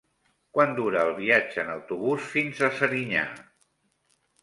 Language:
Catalan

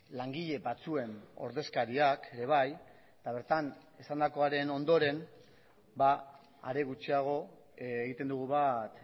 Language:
Basque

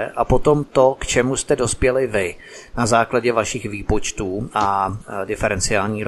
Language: Czech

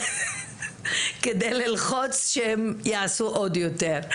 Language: Hebrew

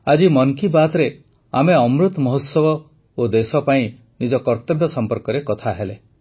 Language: Odia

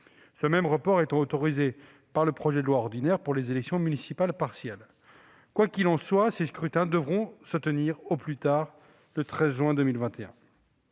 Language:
French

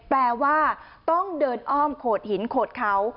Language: Thai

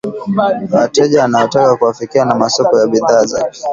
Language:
Swahili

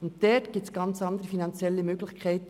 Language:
Swiss German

